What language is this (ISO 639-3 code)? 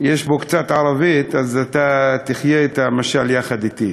heb